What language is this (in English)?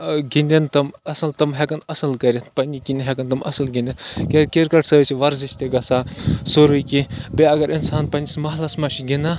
Kashmiri